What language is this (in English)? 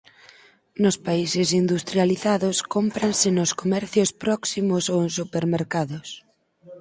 Galician